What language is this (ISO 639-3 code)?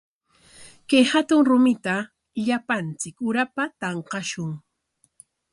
qwa